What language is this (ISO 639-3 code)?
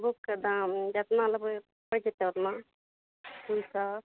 mai